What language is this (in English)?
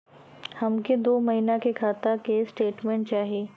Bhojpuri